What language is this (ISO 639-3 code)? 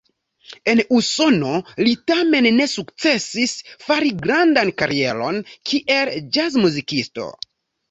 epo